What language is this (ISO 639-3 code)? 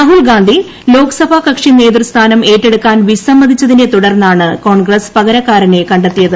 mal